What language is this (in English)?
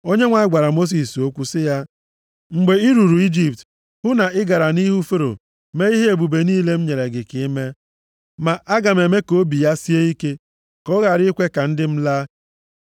Igbo